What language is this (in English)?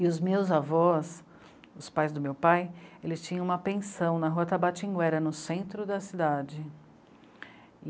Portuguese